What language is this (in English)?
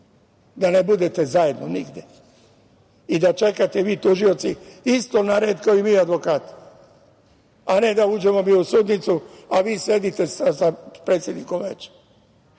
Serbian